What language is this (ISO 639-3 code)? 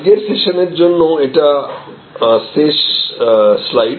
ben